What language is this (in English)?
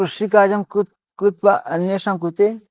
Sanskrit